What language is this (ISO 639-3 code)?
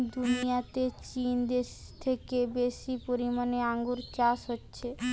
ben